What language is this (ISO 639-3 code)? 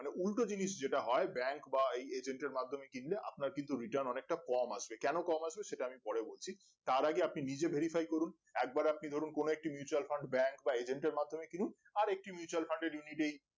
ben